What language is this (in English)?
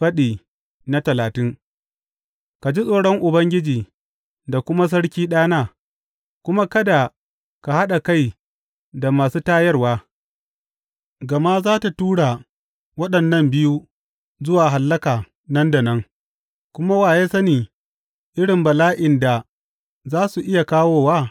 Hausa